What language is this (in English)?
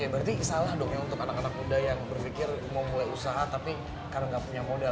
Indonesian